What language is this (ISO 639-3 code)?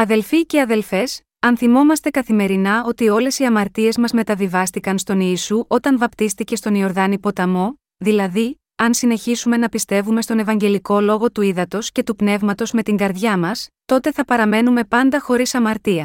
ell